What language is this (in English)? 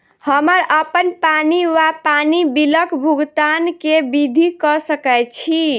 Maithili